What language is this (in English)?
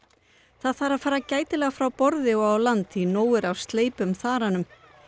Icelandic